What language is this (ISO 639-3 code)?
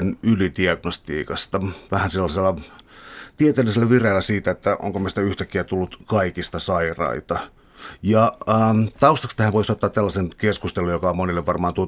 fin